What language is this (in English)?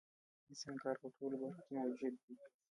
Pashto